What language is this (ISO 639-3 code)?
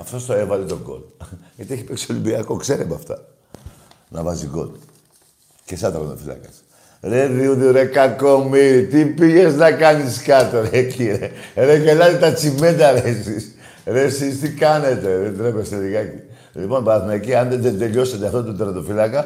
ell